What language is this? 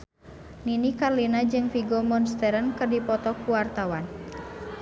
Sundanese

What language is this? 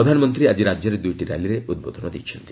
Odia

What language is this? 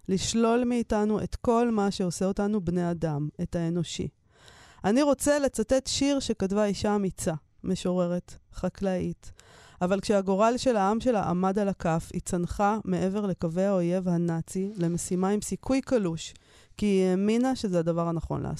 Hebrew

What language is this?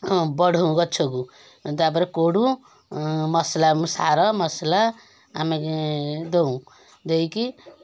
Odia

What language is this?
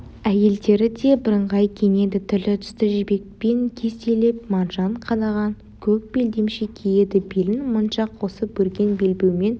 Kazakh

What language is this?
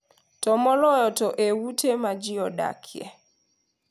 Luo (Kenya and Tanzania)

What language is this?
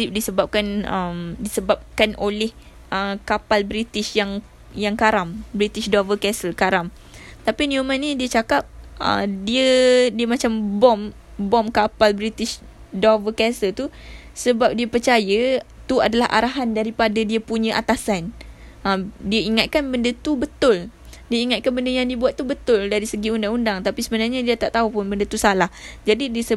Malay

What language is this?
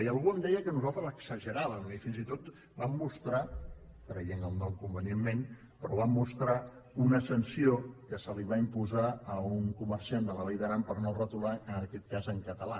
Catalan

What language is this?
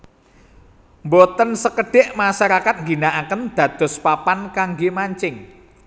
Javanese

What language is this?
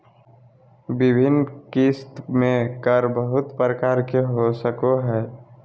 Magahi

